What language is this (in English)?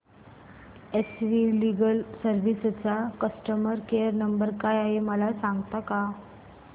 Marathi